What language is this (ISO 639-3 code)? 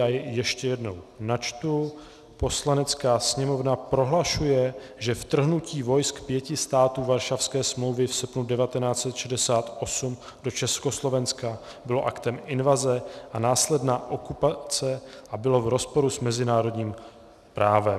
ces